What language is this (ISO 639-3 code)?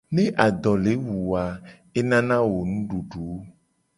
gej